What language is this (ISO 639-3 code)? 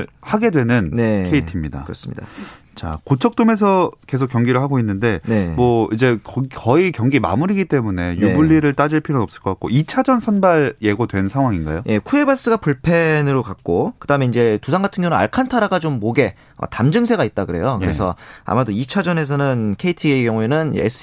kor